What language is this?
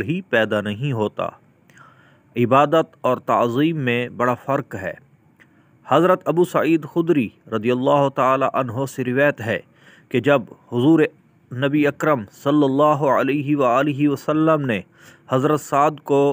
Hindi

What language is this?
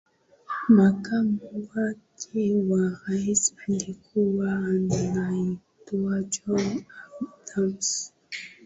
Swahili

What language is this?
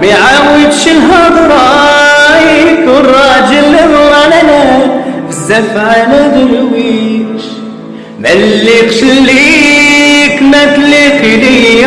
Arabic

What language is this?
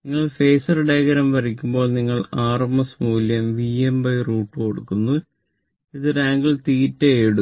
Malayalam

